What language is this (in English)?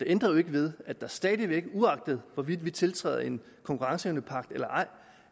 Danish